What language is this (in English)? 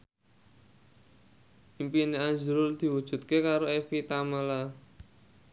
Javanese